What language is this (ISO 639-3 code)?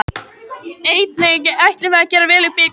isl